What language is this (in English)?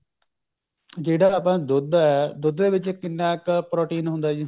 Punjabi